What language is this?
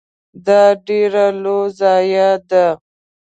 Pashto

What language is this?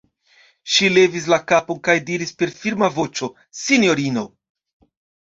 Esperanto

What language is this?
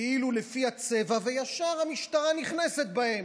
Hebrew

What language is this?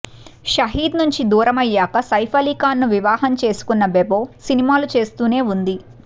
Telugu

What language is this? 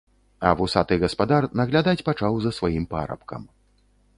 Belarusian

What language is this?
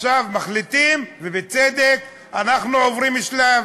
Hebrew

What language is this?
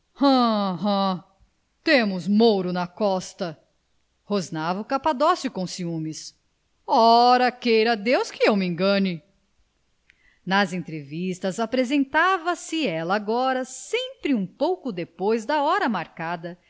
Portuguese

